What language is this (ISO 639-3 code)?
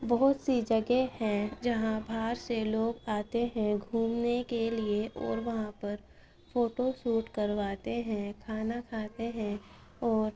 urd